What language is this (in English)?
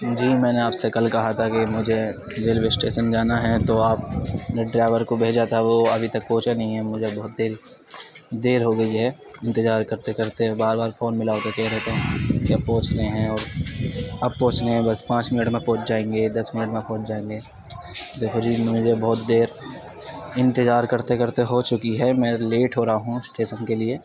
Urdu